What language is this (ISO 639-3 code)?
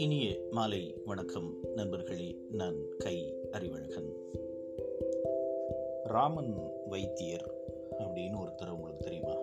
tam